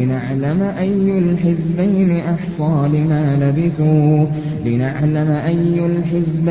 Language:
Arabic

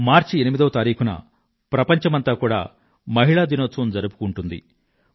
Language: Telugu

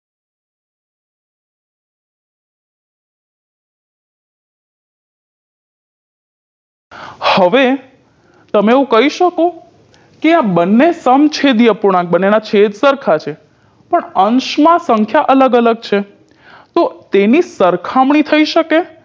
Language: Gujarati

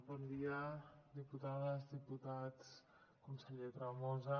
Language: Catalan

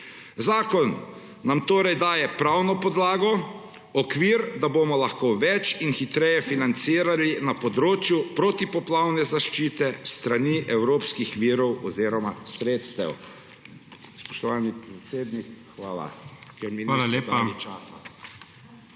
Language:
Slovenian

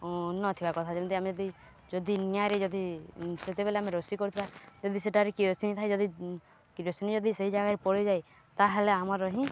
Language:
Odia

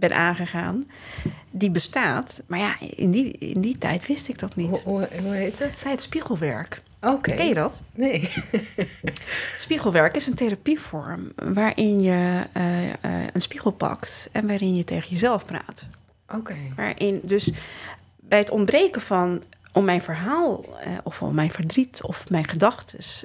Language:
Dutch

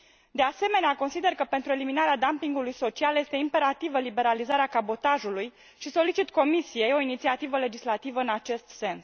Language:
Romanian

